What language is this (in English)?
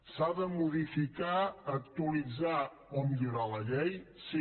Catalan